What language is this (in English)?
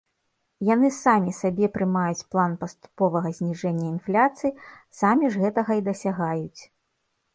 Belarusian